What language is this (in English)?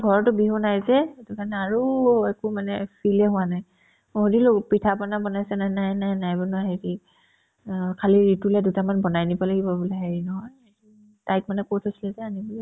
Assamese